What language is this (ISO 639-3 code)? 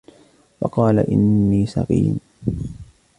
ara